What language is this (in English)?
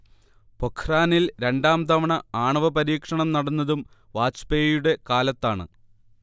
Malayalam